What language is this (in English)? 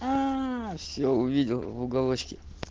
Russian